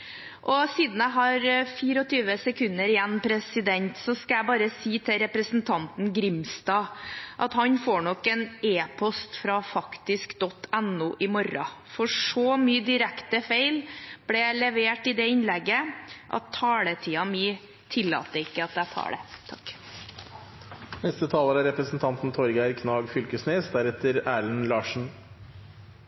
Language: Norwegian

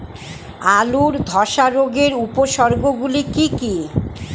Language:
Bangla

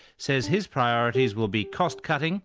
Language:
English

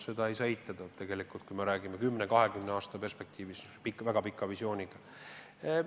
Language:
Estonian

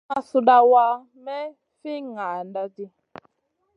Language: Masana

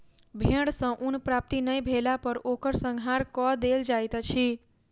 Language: Maithili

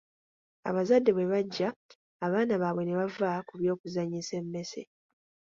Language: Ganda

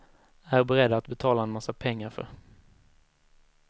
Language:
Swedish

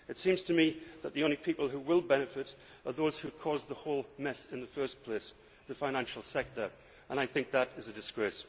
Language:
English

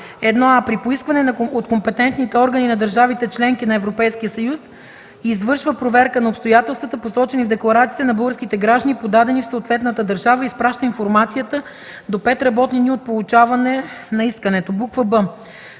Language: Bulgarian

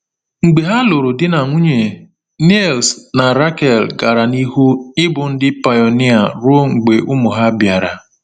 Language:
Igbo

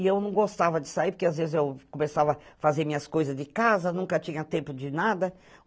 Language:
Portuguese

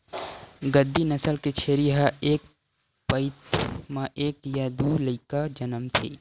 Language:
Chhattisgarhi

